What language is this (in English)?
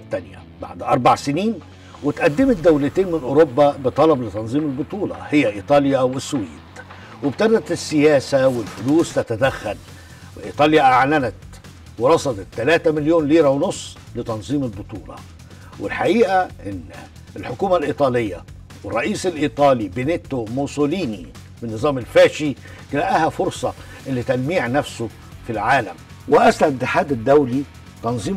Arabic